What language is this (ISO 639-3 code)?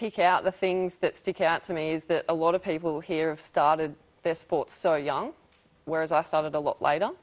eng